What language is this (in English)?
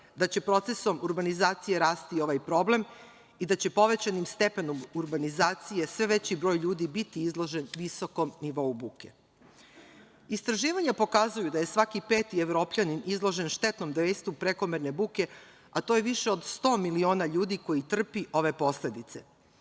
Serbian